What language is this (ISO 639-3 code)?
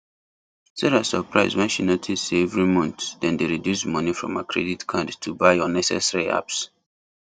pcm